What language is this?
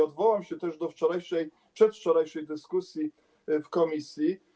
Polish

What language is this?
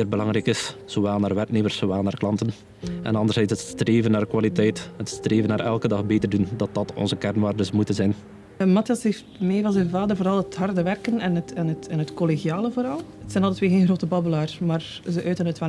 Dutch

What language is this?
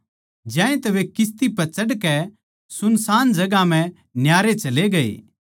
Haryanvi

